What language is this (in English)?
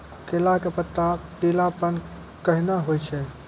Maithili